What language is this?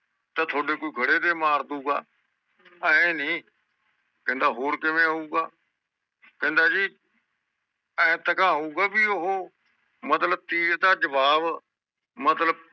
Punjabi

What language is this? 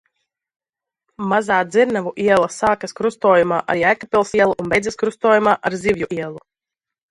Latvian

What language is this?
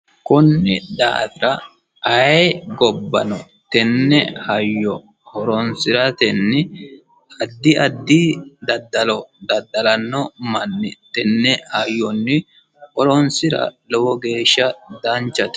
Sidamo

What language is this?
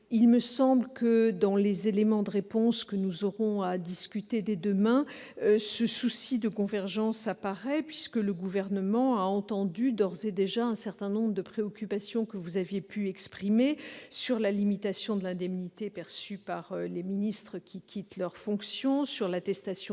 French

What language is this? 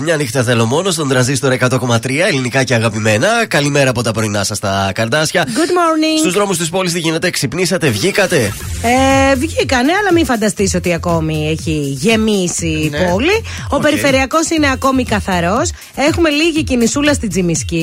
Greek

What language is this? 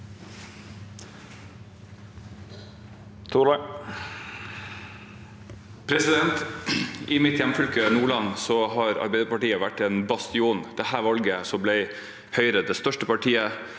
Norwegian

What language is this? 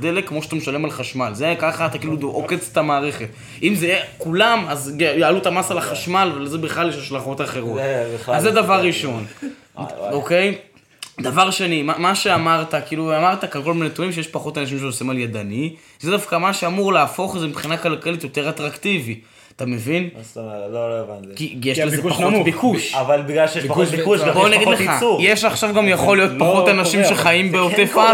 Hebrew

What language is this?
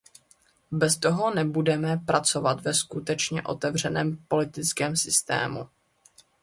Czech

